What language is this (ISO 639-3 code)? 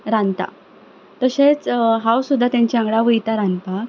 kok